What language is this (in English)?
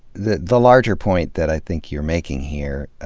English